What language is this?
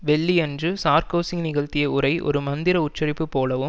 Tamil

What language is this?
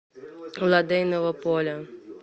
Russian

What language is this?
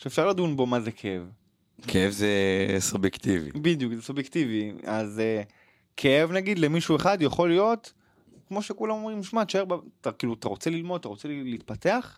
Hebrew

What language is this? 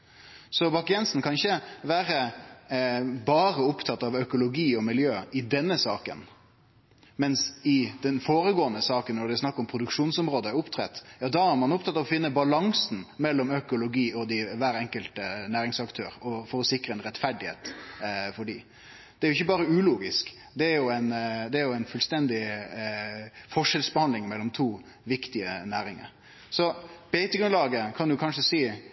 Norwegian Nynorsk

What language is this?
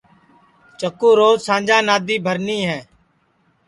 Sansi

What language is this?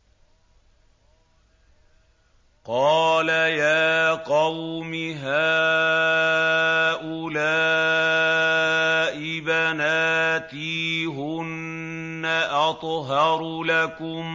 Arabic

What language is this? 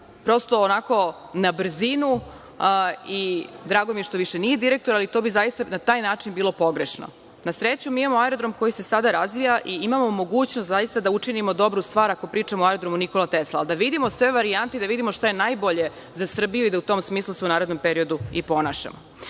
Serbian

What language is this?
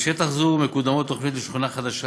Hebrew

